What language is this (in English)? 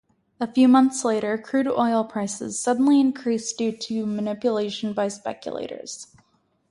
English